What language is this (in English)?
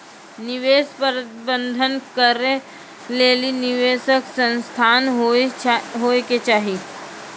Maithili